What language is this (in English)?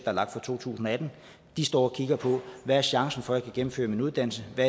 Danish